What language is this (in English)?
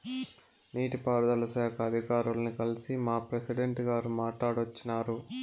Telugu